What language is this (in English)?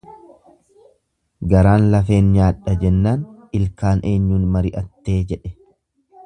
Oromo